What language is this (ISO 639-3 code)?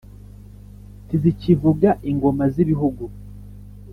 kin